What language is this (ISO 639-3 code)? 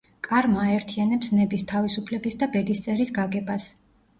kat